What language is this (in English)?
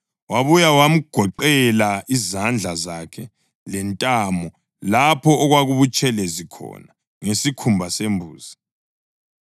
North Ndebele